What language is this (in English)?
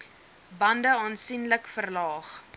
Afrikaans